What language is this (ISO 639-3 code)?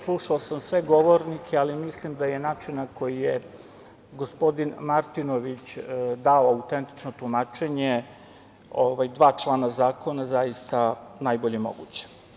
srp